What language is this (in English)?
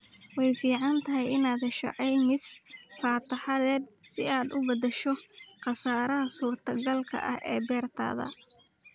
Somali